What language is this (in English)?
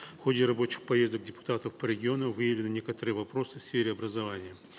Kazakh